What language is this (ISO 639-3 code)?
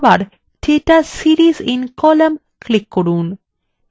ben